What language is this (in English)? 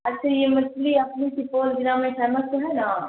Urdu